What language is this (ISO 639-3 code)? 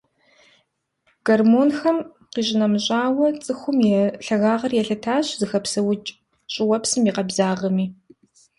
kbd